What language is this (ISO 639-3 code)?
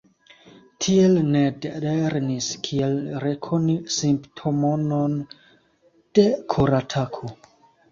epo